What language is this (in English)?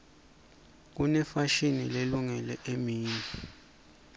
Swati